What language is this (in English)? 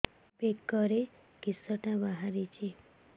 Odia